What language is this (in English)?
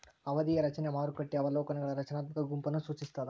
Kannada